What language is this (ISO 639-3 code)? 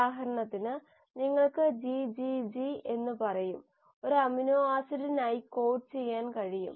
mal